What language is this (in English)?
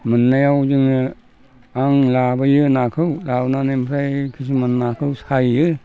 Bodo